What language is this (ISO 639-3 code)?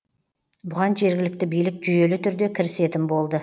kaz